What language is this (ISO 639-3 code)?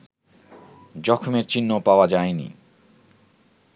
ben